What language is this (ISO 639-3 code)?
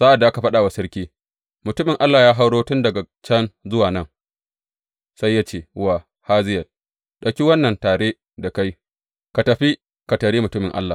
hau